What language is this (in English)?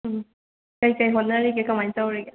Manipuri